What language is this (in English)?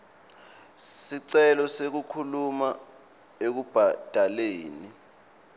Swati